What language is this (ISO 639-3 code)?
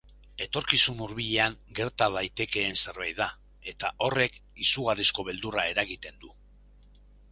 eus